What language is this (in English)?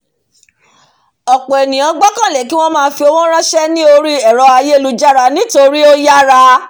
Yoruba